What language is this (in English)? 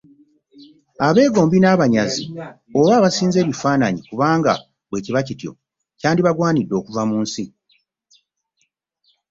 Ganda